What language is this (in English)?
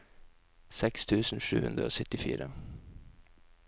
Norwegian